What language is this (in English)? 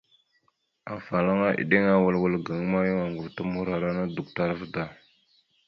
Mada (Cameroon)